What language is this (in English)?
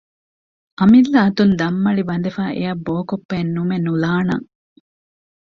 Divehi